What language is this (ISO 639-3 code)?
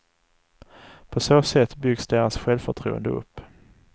swe